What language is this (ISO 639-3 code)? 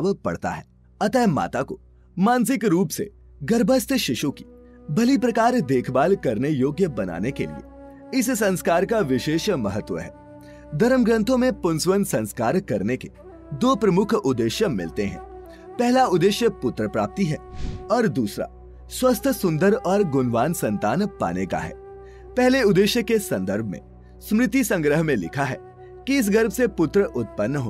hin